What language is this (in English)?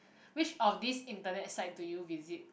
English